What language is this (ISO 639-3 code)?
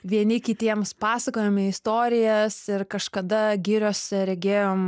lit